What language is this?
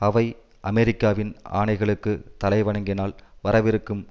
Tamil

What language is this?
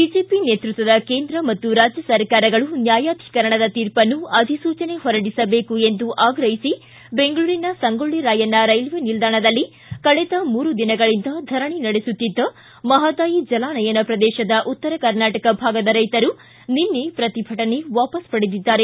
Kannada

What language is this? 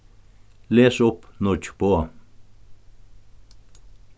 Faroese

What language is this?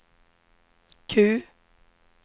Swedish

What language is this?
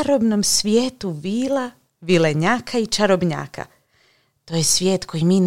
Croatian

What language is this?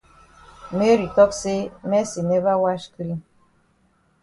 Cameroon Pidgin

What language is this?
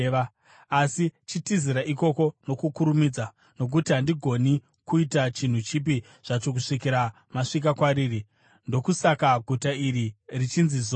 Shona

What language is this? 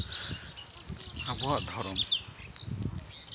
Santali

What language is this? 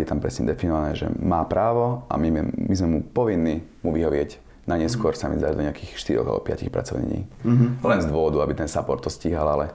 Slovak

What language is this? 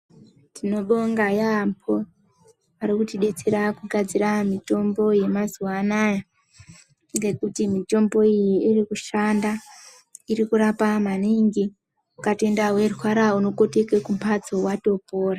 Ndau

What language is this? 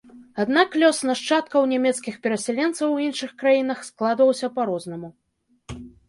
Belarusian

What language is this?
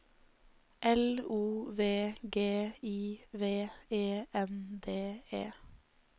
Norwegian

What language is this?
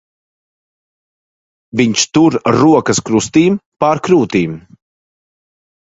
Latvian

